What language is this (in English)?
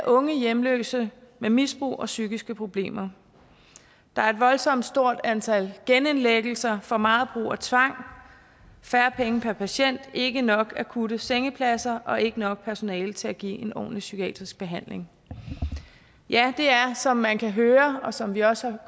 Danish